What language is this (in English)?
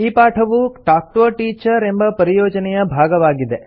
Kannada